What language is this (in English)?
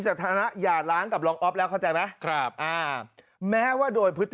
Thai